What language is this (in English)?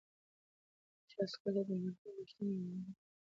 Pashto